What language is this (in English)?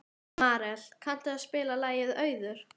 Icelandic